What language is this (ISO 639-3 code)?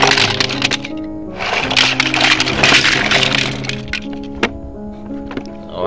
vie